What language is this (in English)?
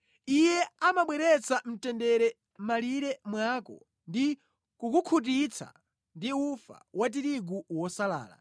Nyanja